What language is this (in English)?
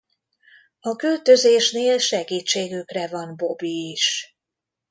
Hungarian